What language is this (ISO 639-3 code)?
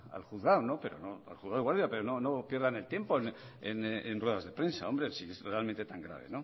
spa